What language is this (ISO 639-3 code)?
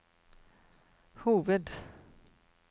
nor